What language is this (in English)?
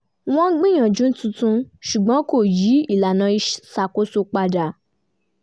Yoruba